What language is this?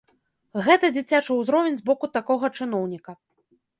Belarusian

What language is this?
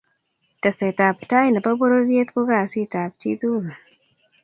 Kalenjin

